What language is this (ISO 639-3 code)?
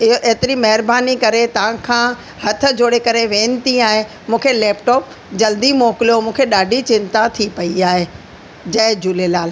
snd